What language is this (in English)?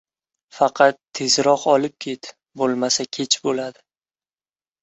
Uzbek